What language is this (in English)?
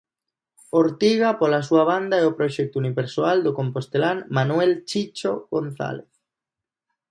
Galician